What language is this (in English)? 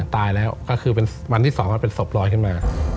Thai